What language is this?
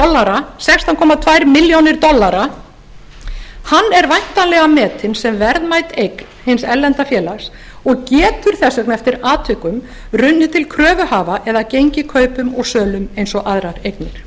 Icelandic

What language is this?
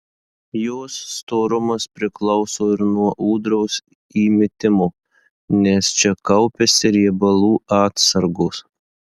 Lithuanian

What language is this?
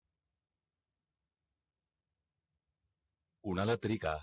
Marathi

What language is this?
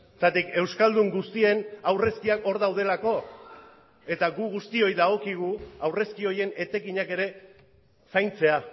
Basque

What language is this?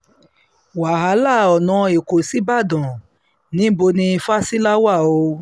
Yoruba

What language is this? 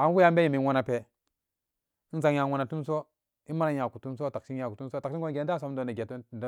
Samba Daka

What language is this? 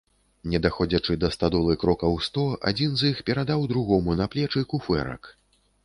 Belarusian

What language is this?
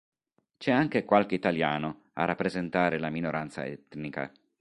Italian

